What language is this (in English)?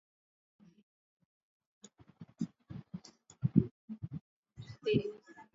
Swahili